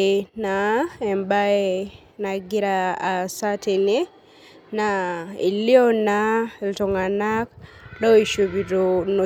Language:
Masai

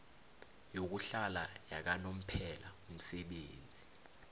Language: South Ndebele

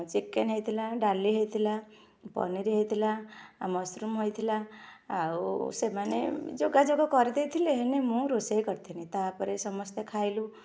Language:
Odia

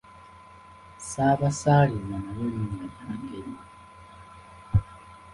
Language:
Ganda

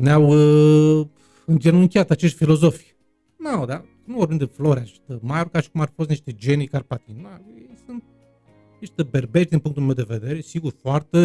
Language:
Romanian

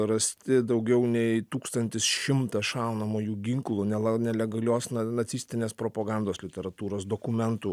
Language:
Lithuanian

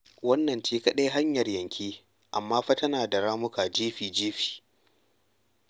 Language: Hausa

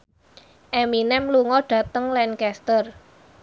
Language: Javanese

